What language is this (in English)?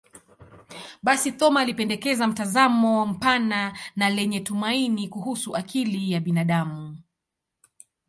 Swahili